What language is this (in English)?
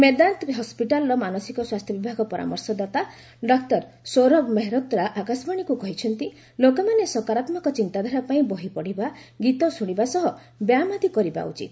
Odia